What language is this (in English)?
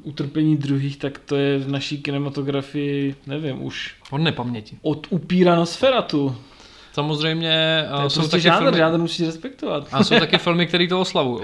Czech